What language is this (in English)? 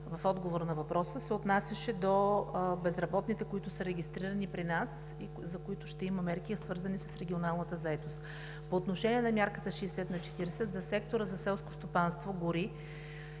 Bulgarian